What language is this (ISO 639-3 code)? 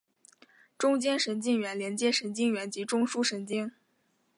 zho